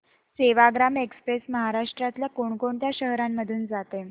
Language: Marathi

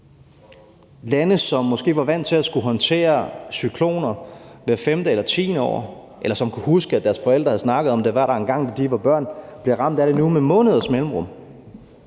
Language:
Danish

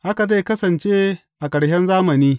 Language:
Hausa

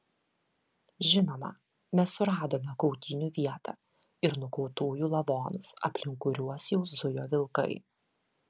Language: Lithuanian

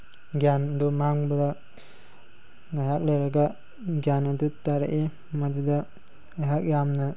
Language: Manipuri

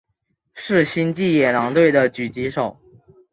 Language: Chinese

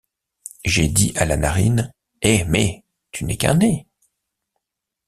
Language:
French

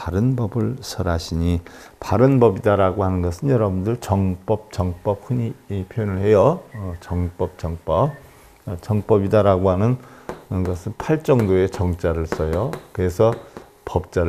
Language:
Korean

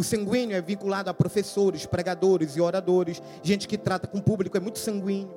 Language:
Portuguese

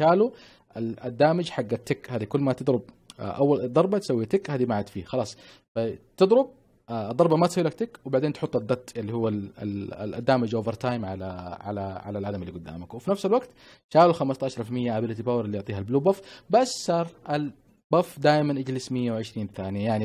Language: Arabic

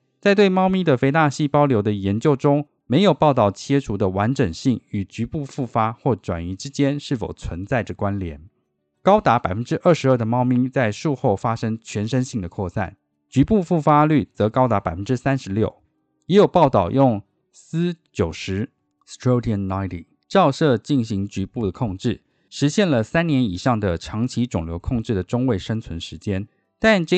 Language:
Chinese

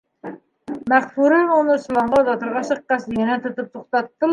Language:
Bashkir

